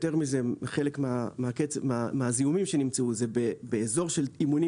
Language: Hebrew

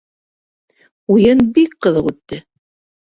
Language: Bashkir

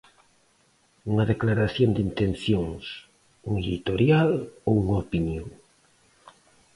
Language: Galician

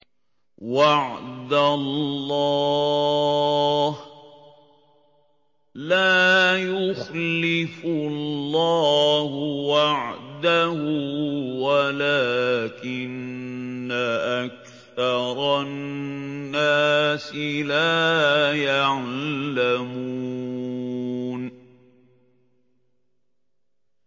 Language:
Arabic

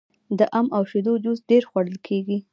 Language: Pashto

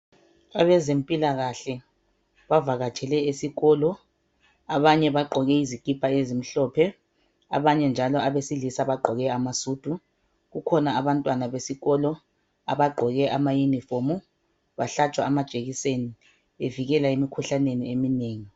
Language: North Ndebele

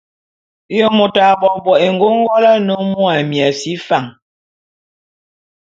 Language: Bulu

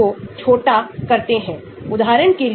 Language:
Hindi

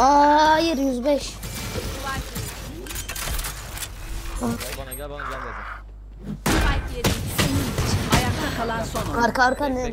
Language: Turkish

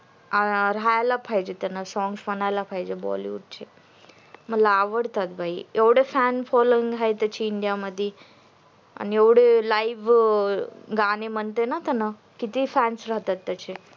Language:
Marathi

